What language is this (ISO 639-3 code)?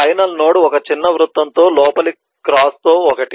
tel